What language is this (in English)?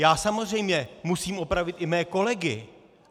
Czech